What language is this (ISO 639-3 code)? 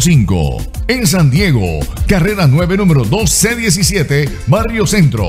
spa